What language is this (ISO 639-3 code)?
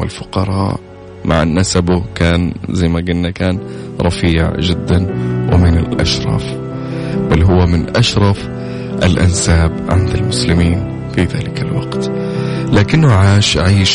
ara